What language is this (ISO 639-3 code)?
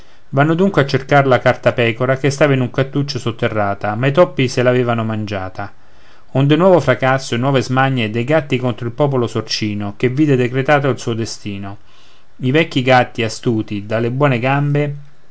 ita